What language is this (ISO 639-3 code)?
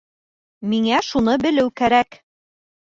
bak